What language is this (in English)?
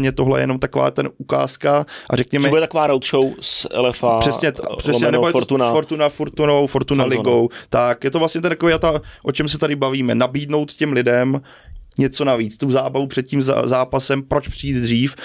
Czech